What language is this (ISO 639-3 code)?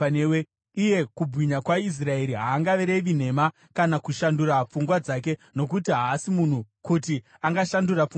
sna